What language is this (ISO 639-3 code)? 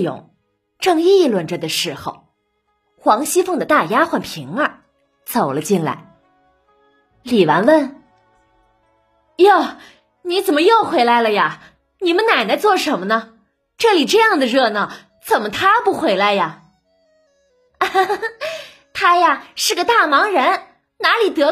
zho